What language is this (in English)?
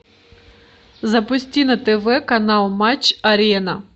Russian